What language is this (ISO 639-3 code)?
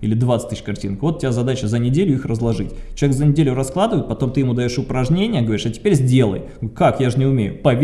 rus